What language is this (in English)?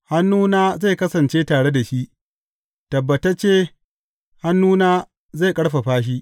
Hausa